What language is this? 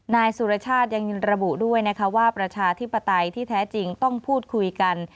Thai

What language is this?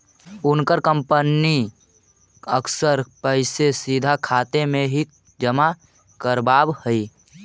Magahi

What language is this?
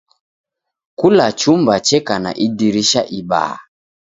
Taita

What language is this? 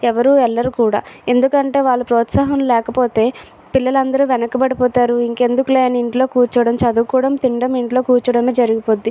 Telugu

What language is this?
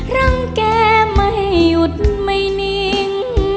Thai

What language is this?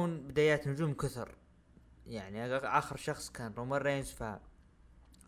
Arabic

